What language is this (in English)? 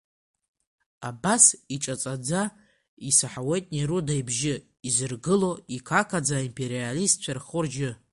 Abkhazian